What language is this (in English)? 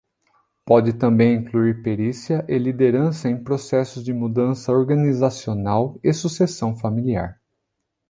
Portuguese